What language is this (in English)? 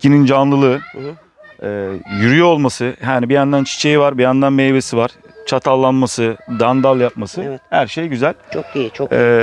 Turkish